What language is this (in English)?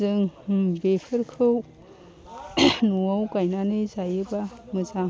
Bodo